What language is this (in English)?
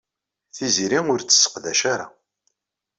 Kabyle